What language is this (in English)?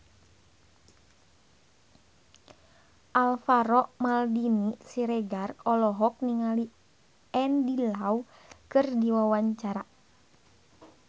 Sundanese